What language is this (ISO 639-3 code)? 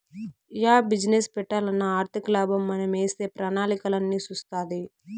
tel